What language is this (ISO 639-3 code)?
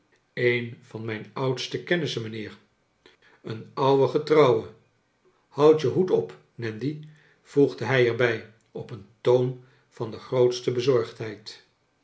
nld